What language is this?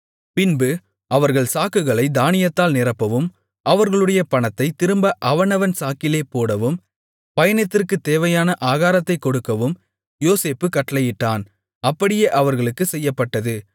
Tamil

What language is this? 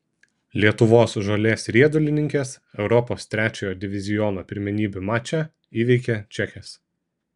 Lithuanian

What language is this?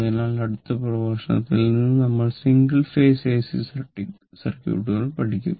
Malayalam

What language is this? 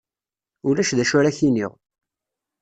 Kabyle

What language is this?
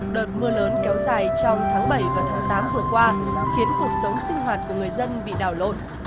Vietnamese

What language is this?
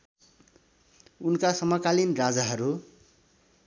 Nepali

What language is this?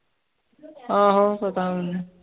Punjabi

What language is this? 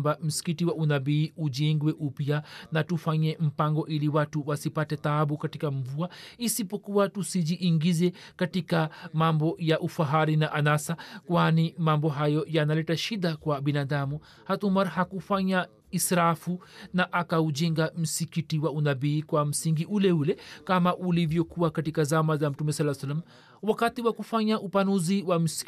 Swahili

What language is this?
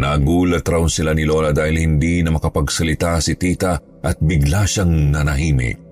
Filipino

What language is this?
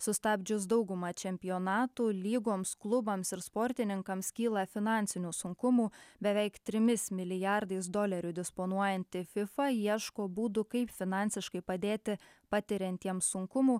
Lithuanian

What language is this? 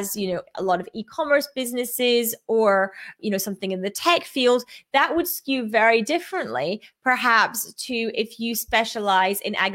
English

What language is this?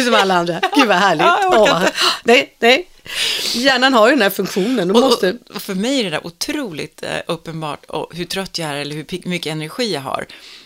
Swedish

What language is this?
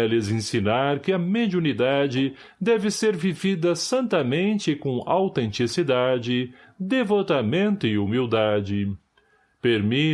Portuguese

